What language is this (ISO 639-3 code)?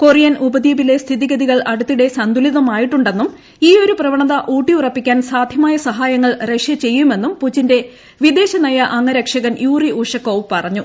mal